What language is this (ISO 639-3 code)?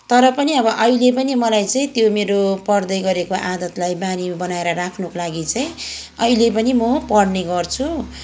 nep